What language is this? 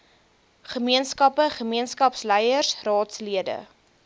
Afrikaans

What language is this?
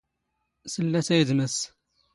Standard Moroccan Tamazight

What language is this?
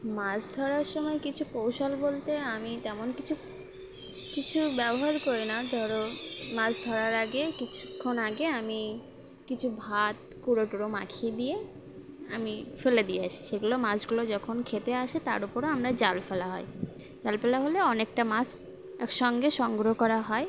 Bangla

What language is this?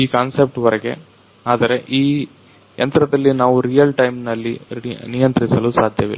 Kannada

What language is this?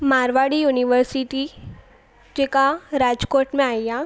Sindhi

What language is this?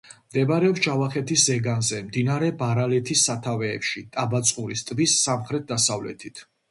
Georgian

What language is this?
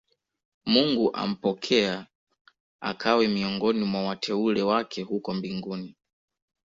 Swahili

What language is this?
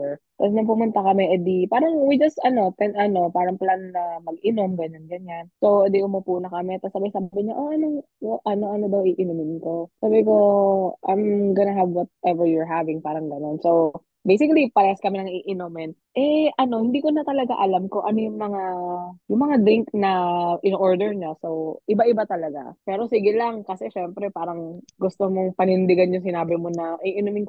Filipino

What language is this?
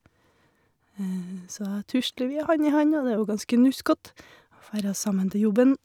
Norwegian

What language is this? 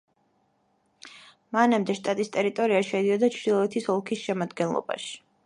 Georgian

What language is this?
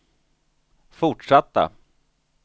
Swedish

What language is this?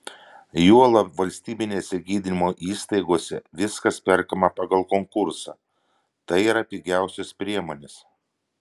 Lithuanian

